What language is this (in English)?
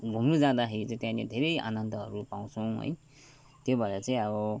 Nepali